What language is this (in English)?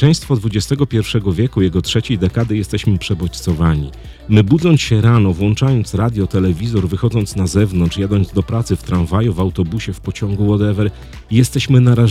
Polish